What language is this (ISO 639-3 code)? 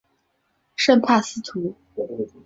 zho